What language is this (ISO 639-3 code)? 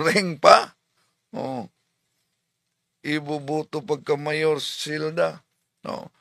fil